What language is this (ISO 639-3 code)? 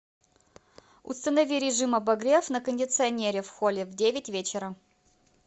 rus